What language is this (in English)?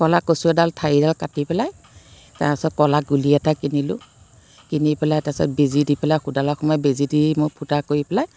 Assamese